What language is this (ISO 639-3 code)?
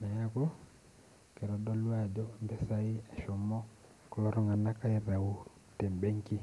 mas